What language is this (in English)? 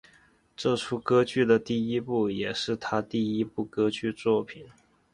Chinese